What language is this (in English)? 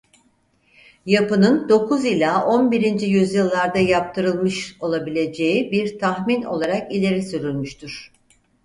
Turkish